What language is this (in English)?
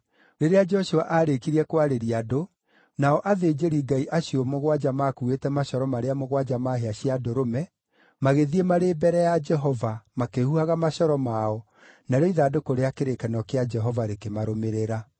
Kikuyu